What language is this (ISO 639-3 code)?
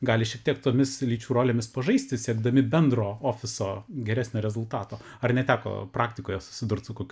lit